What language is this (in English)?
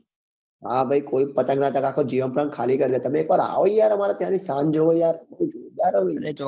Gujarati